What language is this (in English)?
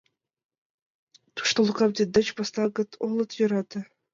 Mari